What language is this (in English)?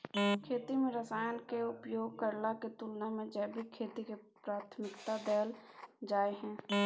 Maithili